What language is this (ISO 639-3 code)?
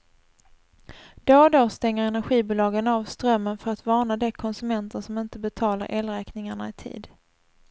swe